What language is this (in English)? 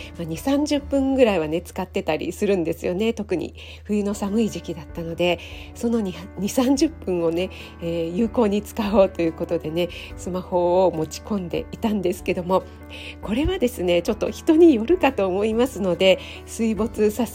Japanese